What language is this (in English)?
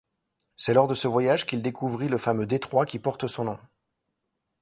French